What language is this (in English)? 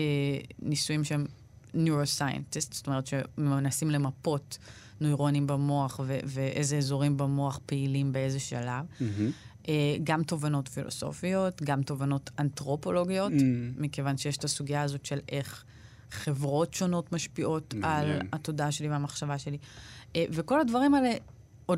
Hebrew